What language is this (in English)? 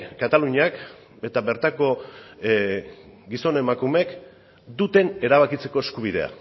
Basque